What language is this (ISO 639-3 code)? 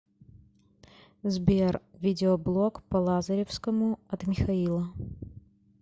rus